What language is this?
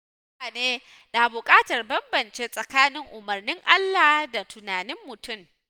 Hausa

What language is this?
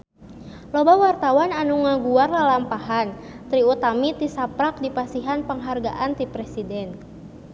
Sundanese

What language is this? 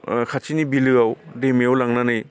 Bodo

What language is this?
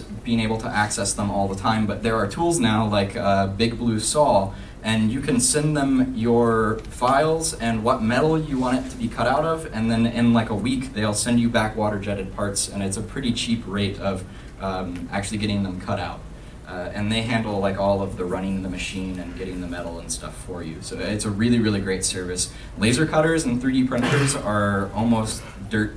English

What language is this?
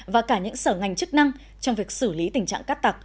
Vietnamese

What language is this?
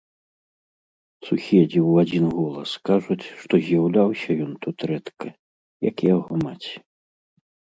Belarusian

